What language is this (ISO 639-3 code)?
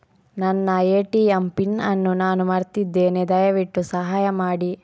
kan